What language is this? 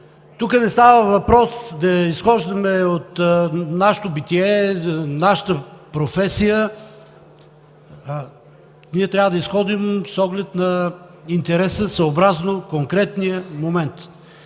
Bulgarian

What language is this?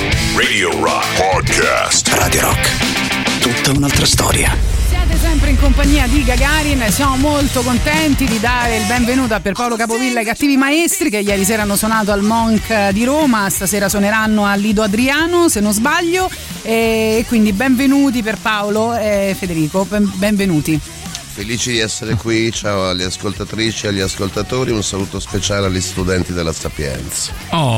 Italian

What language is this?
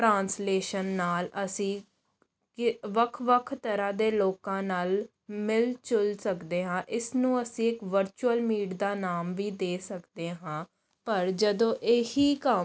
Punjabi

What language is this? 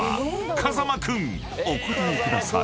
Japanese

